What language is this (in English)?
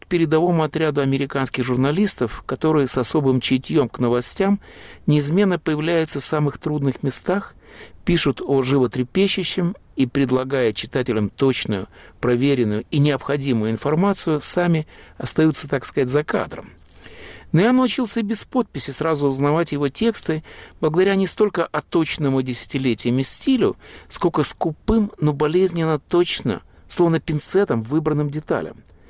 Russian